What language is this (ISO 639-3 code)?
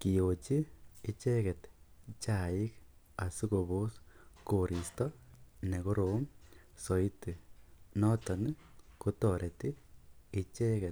kln